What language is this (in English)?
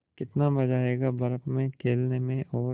Hindi